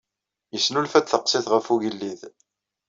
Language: Kabyle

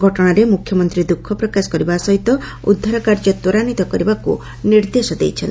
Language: Odia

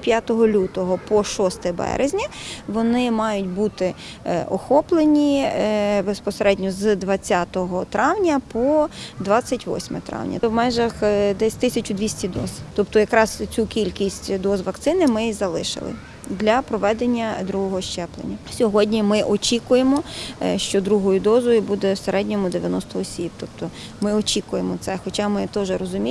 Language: Ukrainian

